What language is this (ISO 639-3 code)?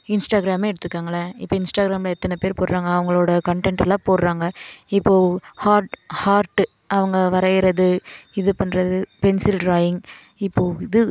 tam